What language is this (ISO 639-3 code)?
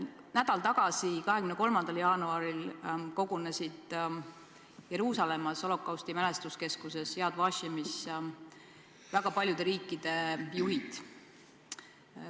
est